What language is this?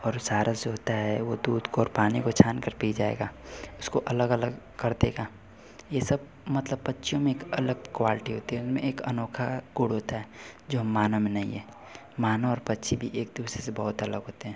Hindi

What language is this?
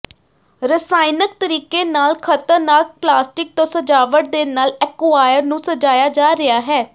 Punjabi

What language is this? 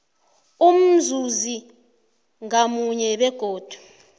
South Ndebele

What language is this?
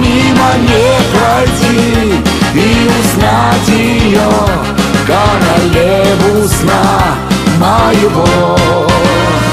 Russian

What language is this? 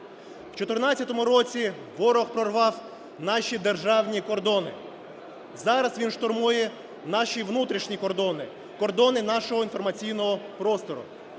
Ukrainian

